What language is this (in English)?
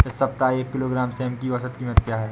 Hindi